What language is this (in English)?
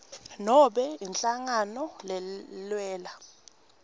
Swati